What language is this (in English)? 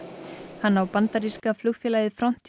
Icelandic